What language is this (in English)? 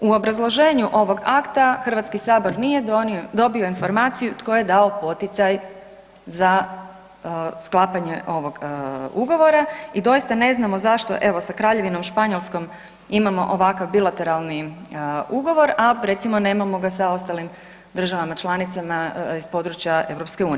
Croatian